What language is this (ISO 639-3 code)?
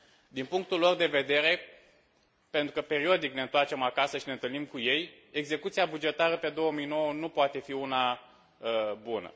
ron